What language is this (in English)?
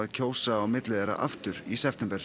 Icelandic